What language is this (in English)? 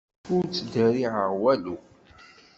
Kabyle